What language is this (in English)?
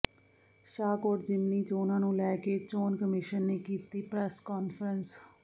Punjabi